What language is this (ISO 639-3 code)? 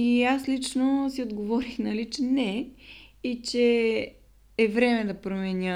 bul